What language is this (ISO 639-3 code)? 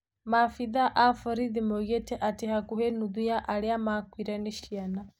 kik